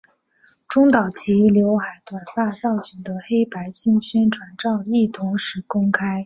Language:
Chinese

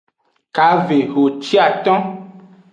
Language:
Aja (Benin)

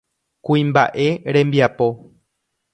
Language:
Guarani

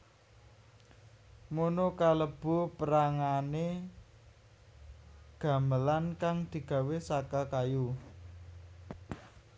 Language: Javanese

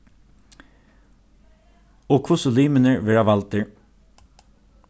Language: Faroese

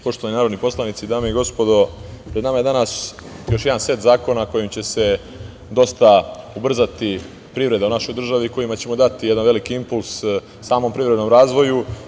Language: Serbian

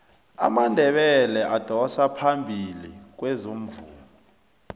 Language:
South Ndebele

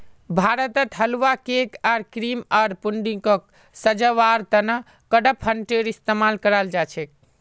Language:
Magahi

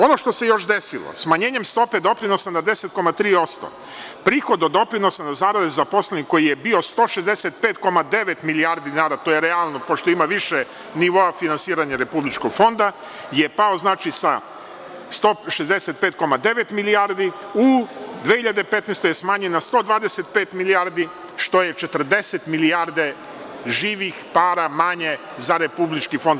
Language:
Serbian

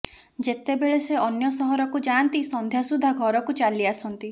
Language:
Odia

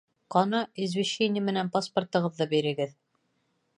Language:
Bashkir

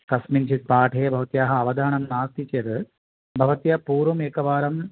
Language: Sanskrit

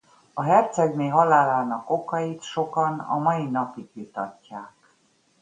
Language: Hungarian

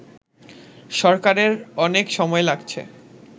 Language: Bangla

